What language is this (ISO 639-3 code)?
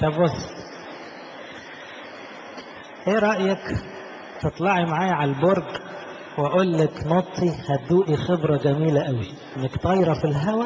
ara